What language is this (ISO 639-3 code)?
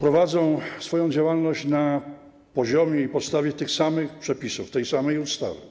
pol